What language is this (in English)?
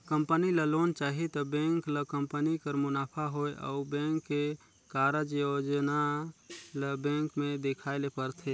Chhattisgarhi